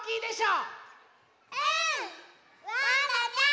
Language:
Japanese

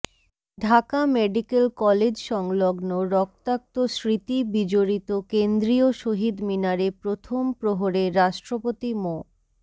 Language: Bangla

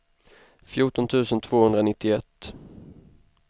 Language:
Swedish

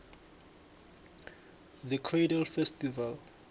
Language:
South Ndebele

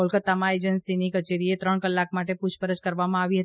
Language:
Gujarati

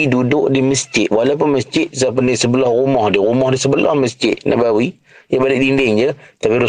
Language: Malay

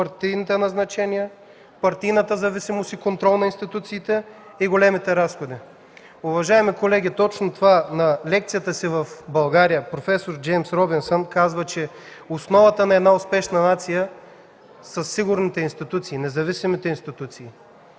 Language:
Bulgarian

